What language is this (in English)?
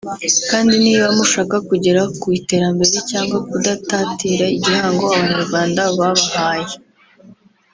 Kinyarwanda